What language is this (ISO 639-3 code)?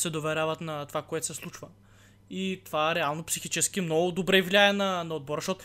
bul